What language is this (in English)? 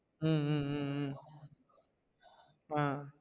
Tamil